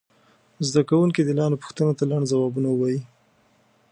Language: Pashto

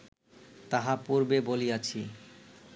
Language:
Bangla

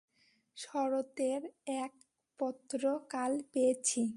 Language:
Bangla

